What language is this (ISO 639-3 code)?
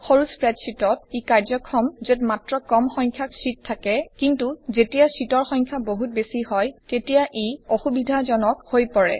asm